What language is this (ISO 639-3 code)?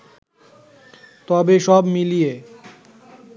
ben